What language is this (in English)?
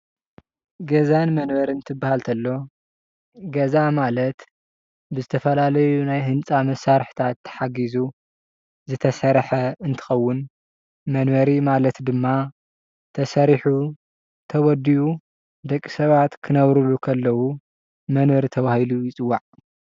Tigrinya